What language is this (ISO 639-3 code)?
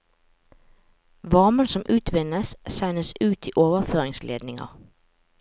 nor